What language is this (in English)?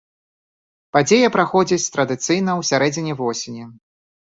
Belarusian